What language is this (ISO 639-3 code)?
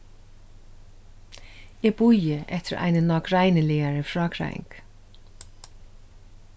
fao